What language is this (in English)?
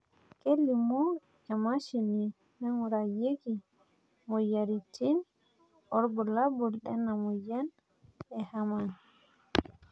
Masai